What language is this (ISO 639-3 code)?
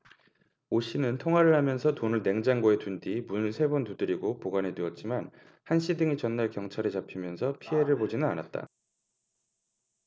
kor